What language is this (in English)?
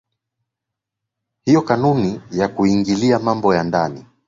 Swahili